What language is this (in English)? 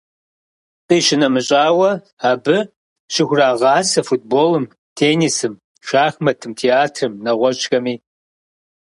Kabardian